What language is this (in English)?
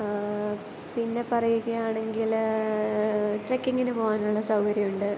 Malayalam